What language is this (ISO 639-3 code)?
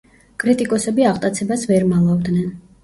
kat